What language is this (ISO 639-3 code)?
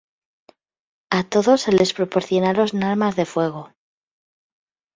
spa